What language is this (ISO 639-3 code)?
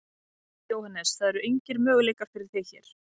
isl